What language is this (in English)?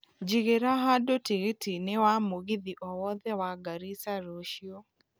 Kikuyu